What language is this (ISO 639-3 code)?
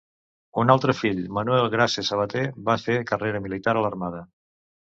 cat